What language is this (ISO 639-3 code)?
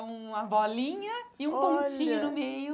por